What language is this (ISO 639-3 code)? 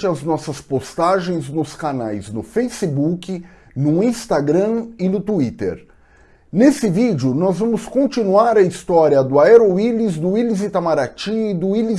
por